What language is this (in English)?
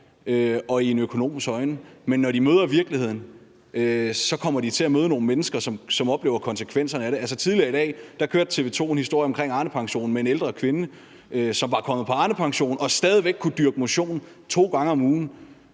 Danish